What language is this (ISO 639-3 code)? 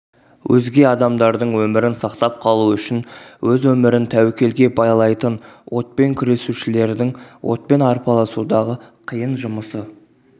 kaz